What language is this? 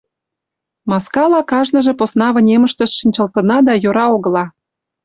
Mari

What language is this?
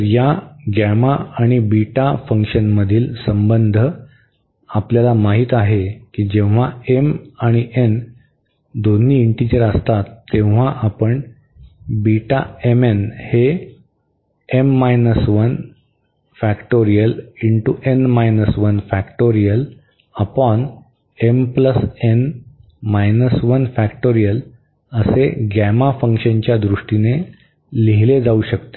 Marathi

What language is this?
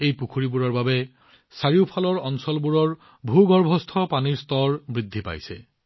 Assamese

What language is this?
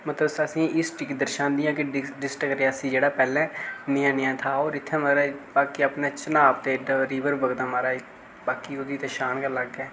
Dogri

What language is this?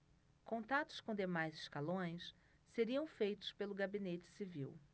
Portuguese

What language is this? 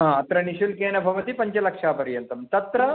Sanskrit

